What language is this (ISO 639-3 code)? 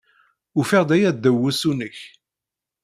kab